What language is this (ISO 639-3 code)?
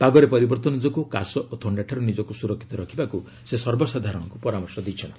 ori